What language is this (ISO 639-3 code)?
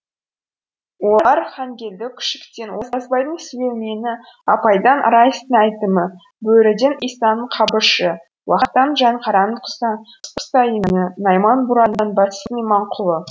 kaz